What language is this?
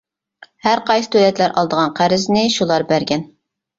Uyghur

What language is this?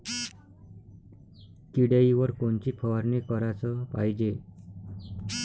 Marathi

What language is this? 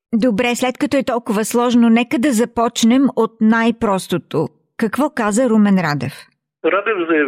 Bulgarian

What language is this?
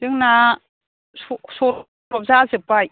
Bodo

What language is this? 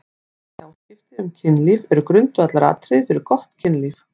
Icelandic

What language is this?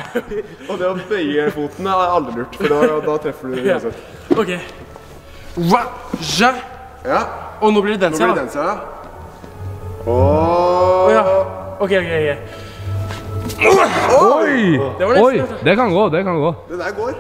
Norwegian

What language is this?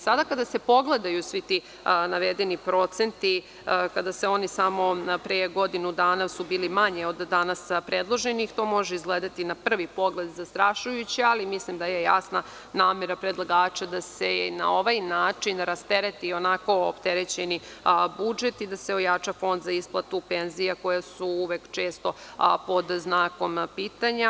Serbian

